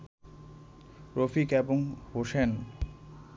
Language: Bangla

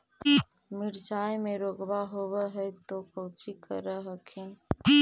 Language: Magahi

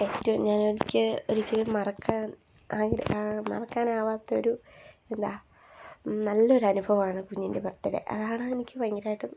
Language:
Malayalam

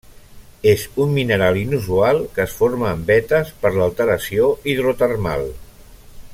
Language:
Catalan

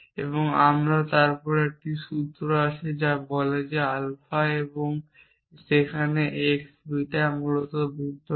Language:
Bangla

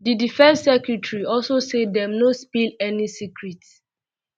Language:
Nigerian Pidgin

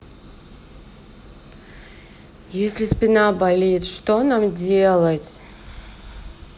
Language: Russian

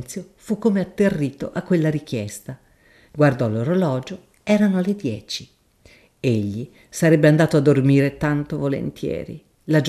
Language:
Italian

